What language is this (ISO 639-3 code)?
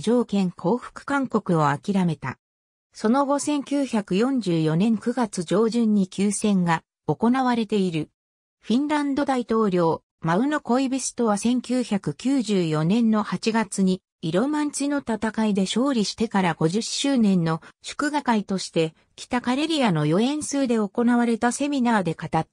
jpn